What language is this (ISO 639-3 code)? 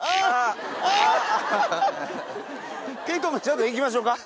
jpn